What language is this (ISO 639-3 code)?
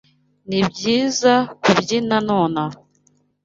kin